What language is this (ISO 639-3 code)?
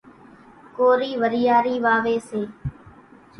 gjk